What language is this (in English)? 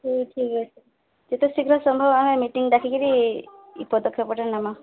Odia